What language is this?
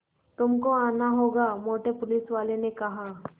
Hindi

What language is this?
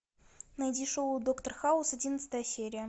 Russian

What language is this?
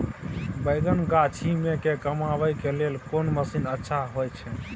Maithili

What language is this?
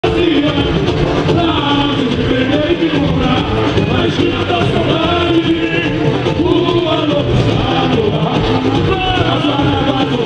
Romanian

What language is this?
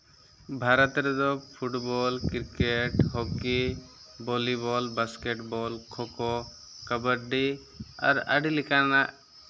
Santali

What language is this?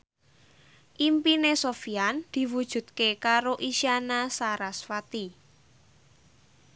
Javanese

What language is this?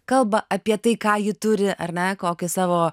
Lithuanian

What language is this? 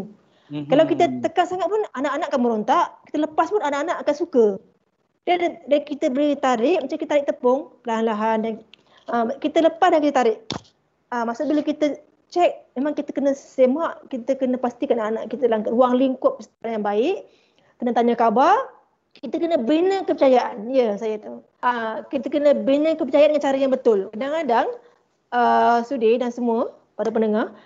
Malay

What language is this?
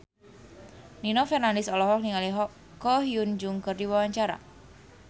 Sundanese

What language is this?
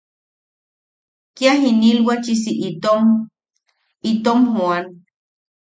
Yaqui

